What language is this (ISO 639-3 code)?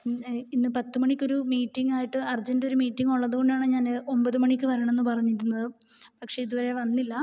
mal